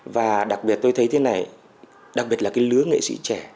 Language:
Vietnamese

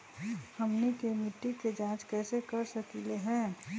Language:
Magahi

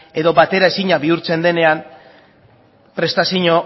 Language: Basque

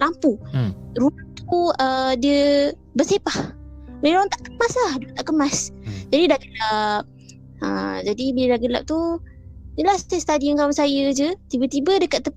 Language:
Malay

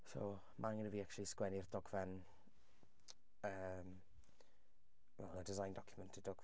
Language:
Welsh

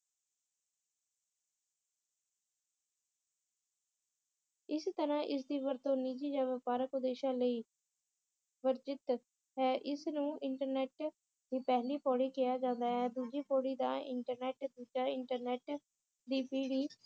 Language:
Punjabi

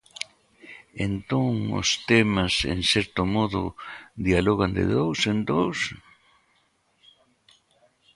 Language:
Galician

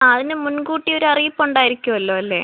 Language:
Malayalam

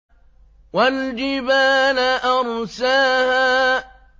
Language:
Arabic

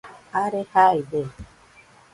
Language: Nüpode Huitoto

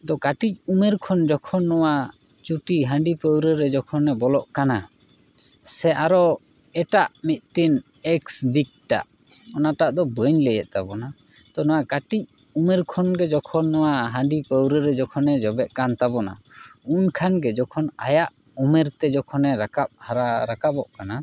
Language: Santali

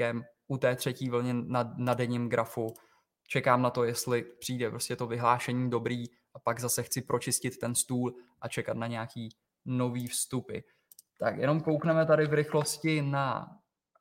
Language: Czech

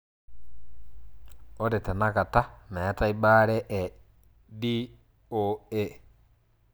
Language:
Masai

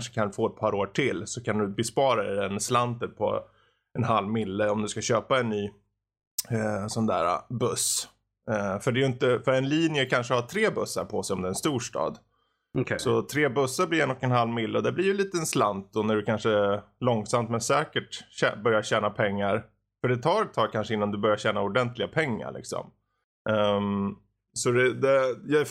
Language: Swedish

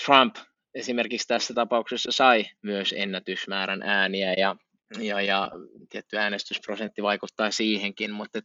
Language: Finnish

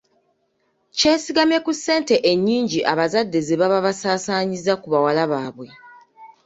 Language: Ganda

